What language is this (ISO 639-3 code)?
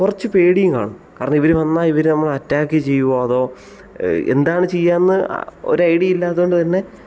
mal